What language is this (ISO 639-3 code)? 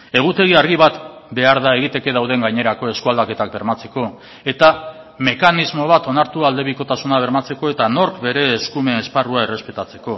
eus